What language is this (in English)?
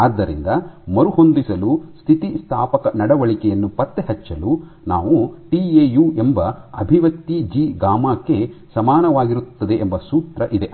Kannada